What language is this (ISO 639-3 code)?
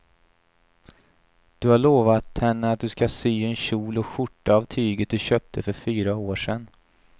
swe